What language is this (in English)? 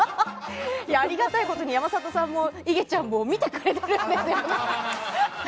Japanese